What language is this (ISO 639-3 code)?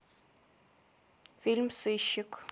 rus